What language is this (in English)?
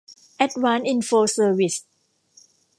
Thai